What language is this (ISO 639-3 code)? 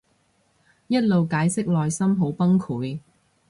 yue